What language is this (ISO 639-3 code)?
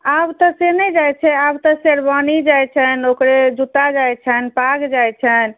mai